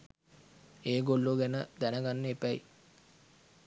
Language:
Sinhala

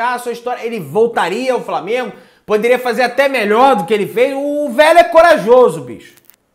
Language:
Portuguese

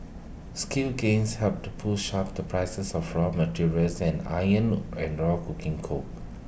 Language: English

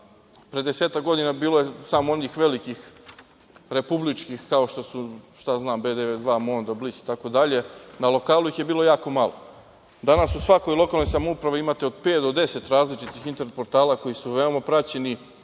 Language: Serbian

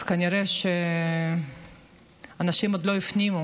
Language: Hebrew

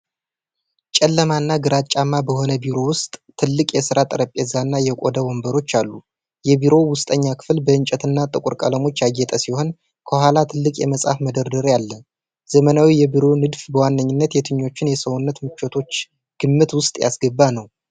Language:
Amharic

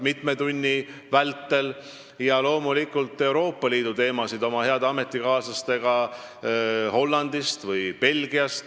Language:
Estonian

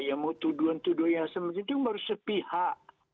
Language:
Indonesian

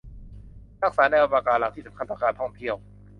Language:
Thai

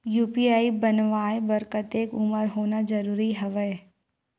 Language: Chhattisgarhi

